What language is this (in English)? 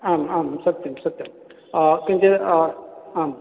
Sanskrit